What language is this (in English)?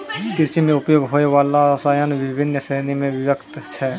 Maithili